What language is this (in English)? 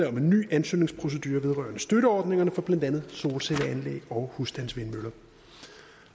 Danish